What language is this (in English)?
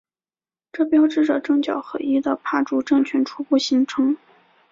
Chinese